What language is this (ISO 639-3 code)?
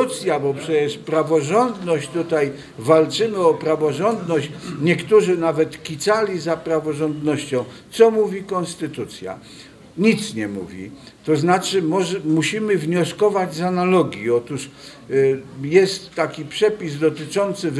pol